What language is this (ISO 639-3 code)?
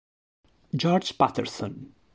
ita